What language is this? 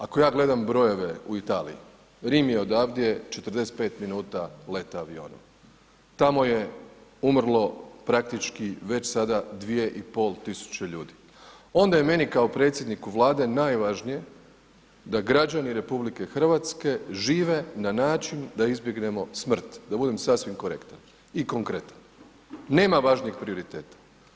Croatian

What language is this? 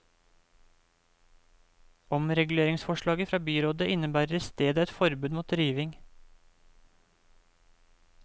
Norwegian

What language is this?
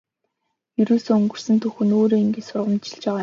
Mongolian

